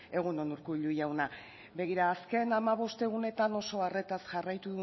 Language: Basque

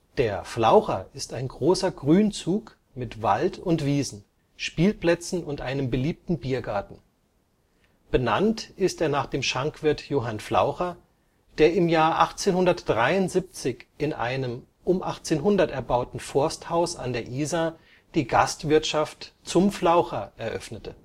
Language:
German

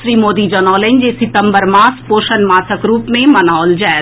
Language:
Maithili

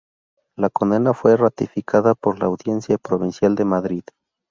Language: Spanish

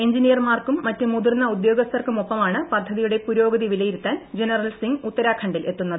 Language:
Malayalam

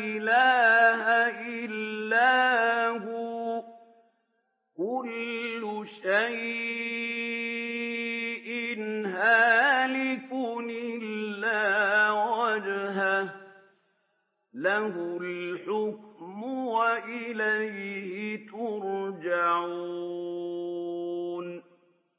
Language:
Arabic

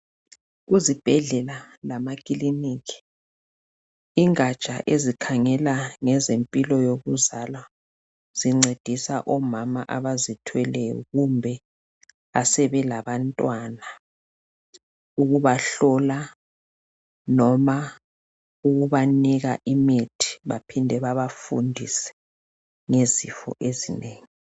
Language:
North Ndebele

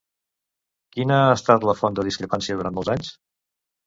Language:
Catalan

